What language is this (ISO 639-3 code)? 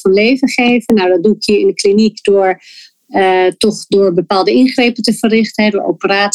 nld